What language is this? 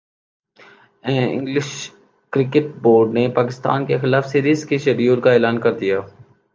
Urdu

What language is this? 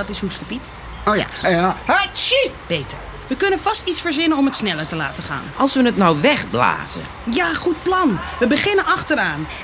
Dutch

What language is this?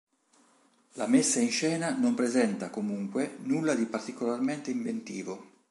Italian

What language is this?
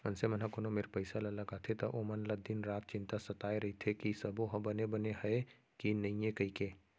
Chhattisgarhi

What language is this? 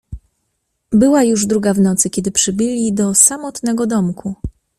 Polish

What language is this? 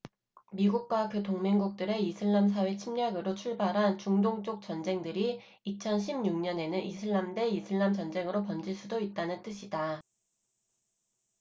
Korean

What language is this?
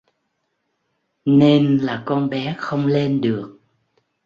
Vietnamese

